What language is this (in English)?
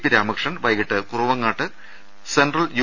Malayalam